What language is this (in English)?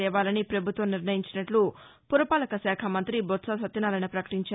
Telugu